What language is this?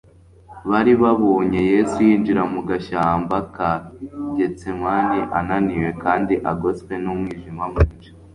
Kinyarwanda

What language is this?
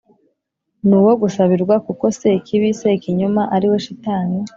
Kinyarwanda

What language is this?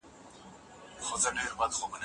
Pashto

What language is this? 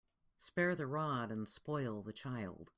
English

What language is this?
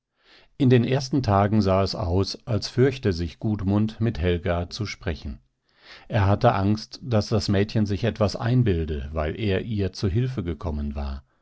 German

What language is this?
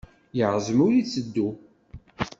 Kabyle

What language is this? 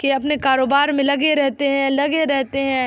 Urdu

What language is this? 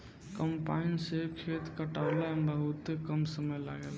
Bhojpuri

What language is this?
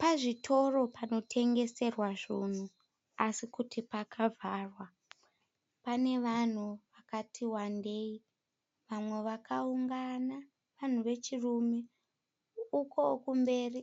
Shona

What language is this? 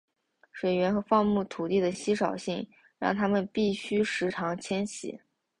Chinese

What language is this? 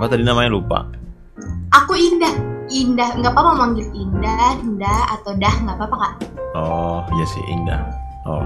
Indonesian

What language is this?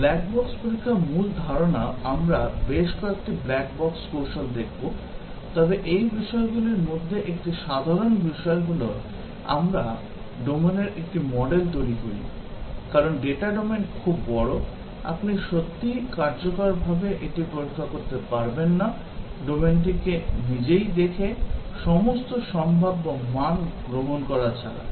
Bangla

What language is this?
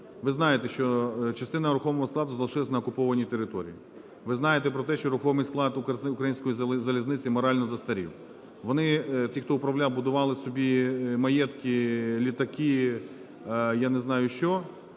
Ukrainian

